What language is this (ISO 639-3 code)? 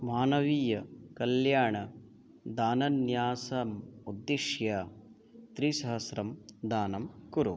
san